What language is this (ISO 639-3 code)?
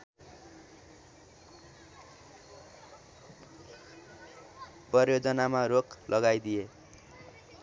nep